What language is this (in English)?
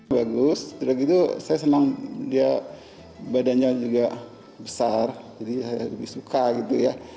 Indonesian